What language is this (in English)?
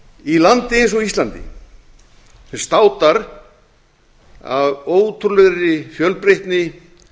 Icelandic